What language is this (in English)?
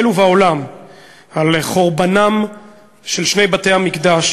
Hebrew